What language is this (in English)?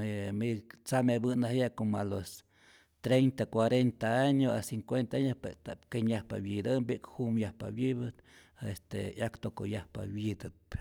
Rayón Zoque